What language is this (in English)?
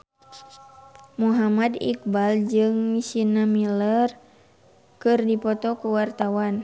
Sundanese